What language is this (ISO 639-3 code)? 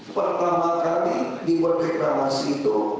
ind